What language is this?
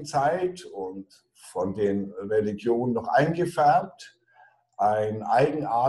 German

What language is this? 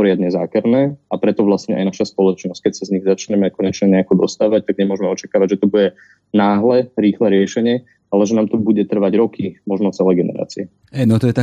Slovak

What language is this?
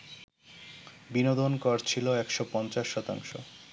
Bangla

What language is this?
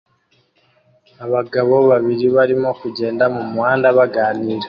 Kinyarwanda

